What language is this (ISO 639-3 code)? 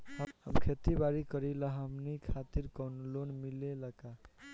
bho